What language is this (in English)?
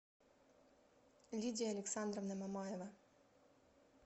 Russian